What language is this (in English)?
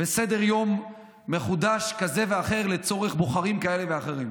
Hebrew